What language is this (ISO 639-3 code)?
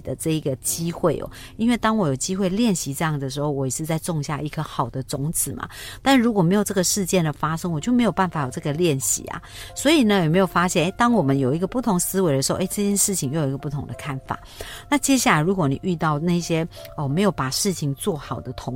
zho